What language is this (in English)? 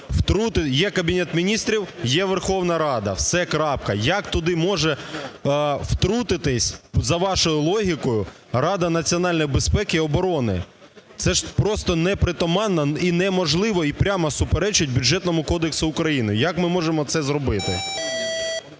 Ukrainian